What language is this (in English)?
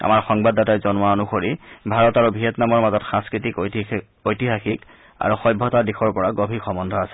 Assamese